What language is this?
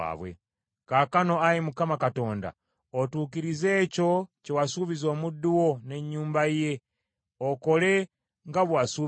Ganda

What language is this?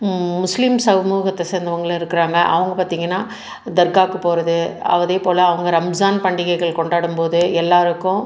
Tamil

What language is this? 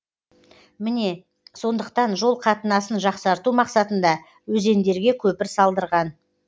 Kazakh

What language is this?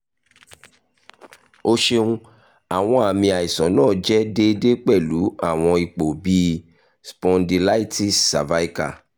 Yoruba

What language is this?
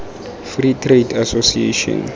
Tswana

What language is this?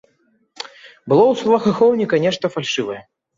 Belarusian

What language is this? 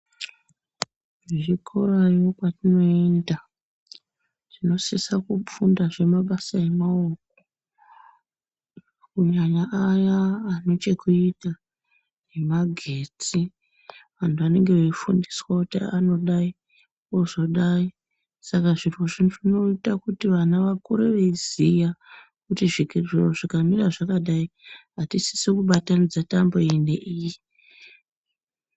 Ndau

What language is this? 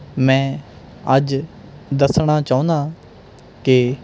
Punjabi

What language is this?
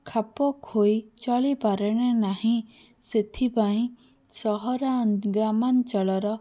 Odia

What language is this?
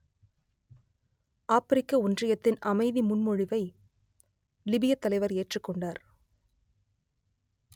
Tamil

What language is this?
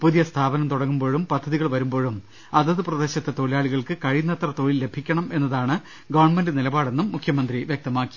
Malayalam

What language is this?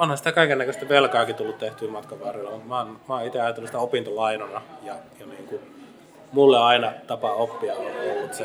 Finnish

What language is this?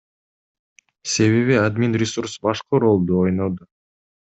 Kyrgyz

